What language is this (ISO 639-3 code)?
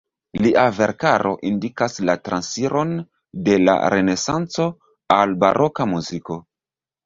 epo